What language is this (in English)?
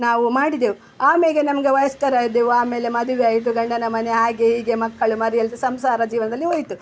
Kannada